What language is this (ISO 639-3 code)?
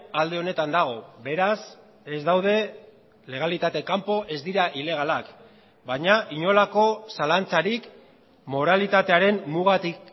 eus